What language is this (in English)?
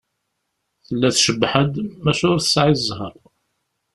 Kabyle